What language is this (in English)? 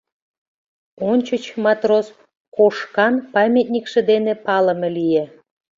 Mari